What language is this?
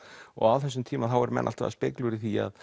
Icelandic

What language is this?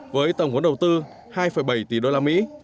Vietnamese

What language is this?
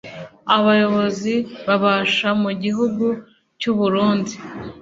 Kinyarwanda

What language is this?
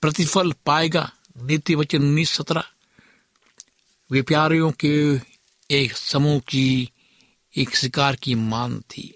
Hindi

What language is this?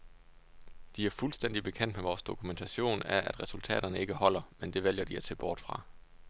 Danish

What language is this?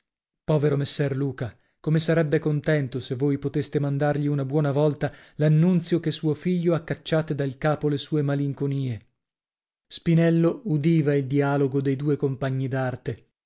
Italian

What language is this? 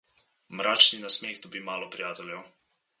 Slovenian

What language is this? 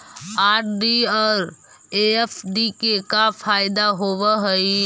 Magahi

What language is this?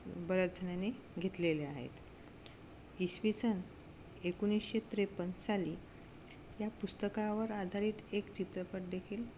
Marathi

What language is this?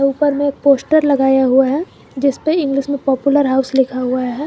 Hindi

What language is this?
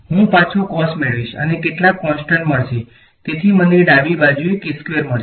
Gujarati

